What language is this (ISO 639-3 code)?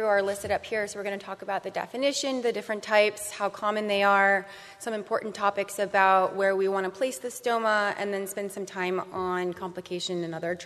eng